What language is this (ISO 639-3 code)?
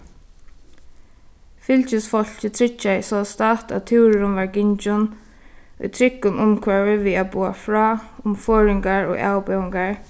fao